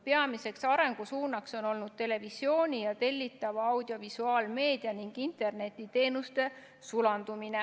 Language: Estonian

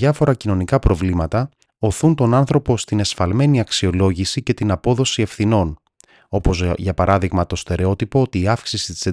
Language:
Greek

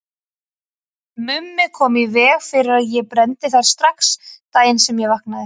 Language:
Icelandic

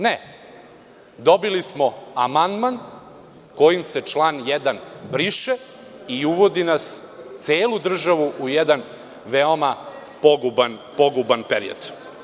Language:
Serbian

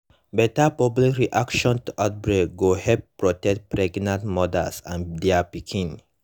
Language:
Nigerian Pidgin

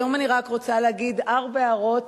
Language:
Hebrew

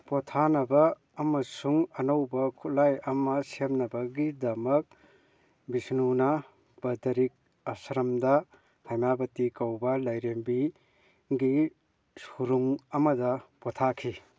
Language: Manipuri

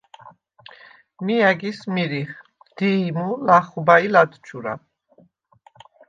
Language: Svan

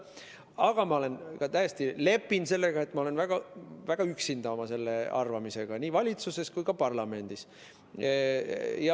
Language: Estonian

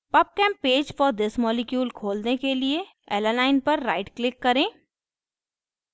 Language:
Hindi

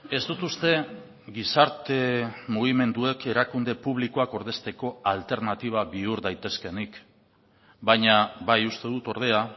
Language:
Basque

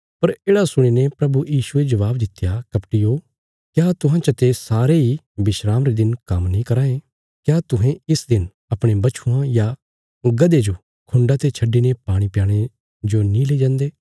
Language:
Bilaspuri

